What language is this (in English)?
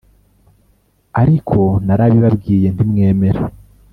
Kinyarwanda